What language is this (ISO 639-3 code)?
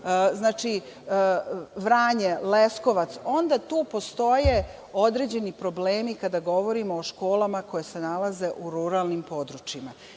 srp